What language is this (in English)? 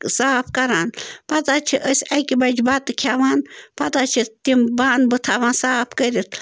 Kashmiri